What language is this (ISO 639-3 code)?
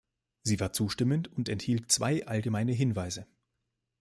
deu